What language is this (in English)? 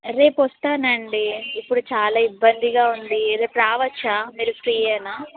Telugu